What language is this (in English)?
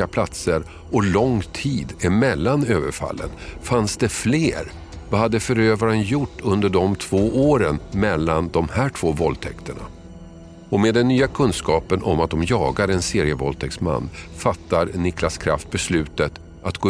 Swedish